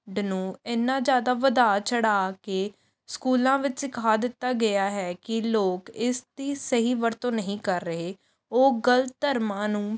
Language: Punjabi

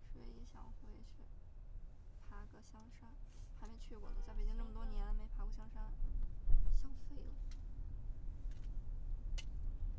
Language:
Chinese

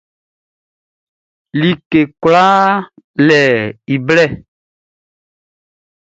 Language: Baoulé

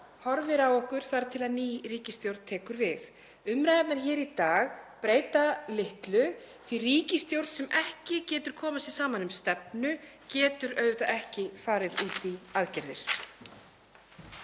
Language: Icelandic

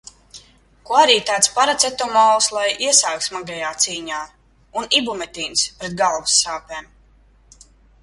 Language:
Latvian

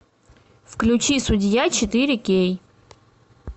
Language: Russian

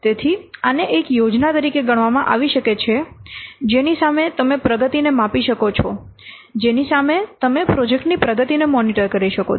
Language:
Gujarati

